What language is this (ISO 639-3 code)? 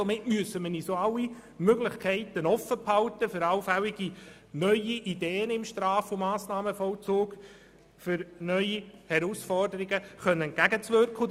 gsw